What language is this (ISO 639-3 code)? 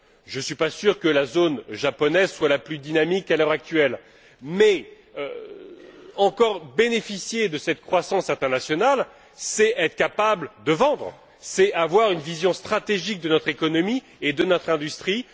fra